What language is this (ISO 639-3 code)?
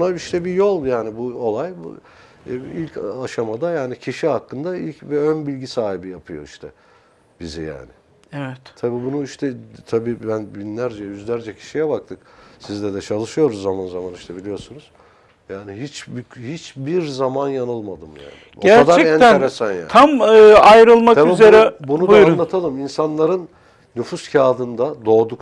tur